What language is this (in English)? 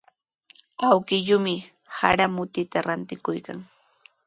Sihuas Ancash Quechua